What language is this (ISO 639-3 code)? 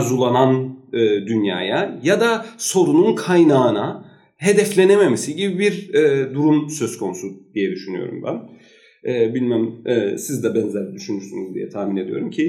tur